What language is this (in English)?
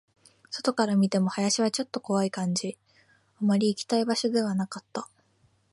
Japanese